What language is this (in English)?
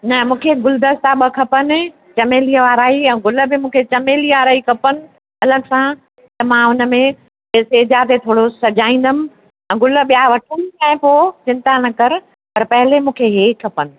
Sindhi